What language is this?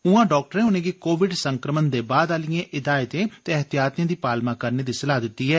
Dogri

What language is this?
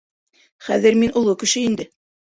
Bashkir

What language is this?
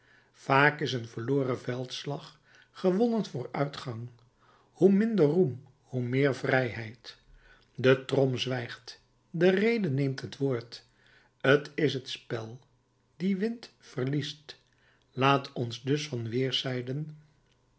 Dutch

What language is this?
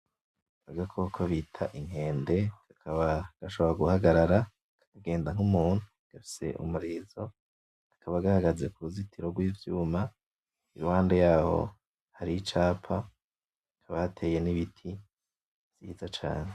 Rundi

